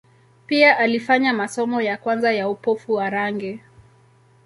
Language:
Swahili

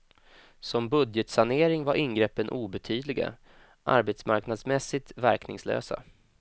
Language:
Swedish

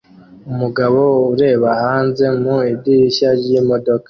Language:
Kinyarwanda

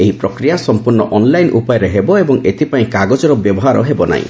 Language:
Odia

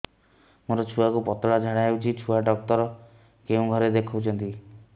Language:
Odia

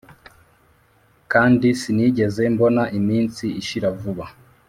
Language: Kinyarwanda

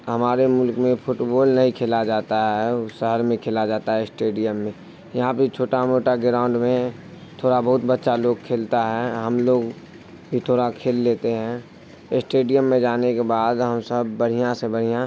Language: Urdu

